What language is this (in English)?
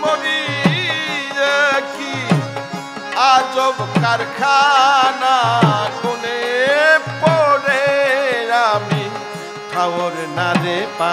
Thai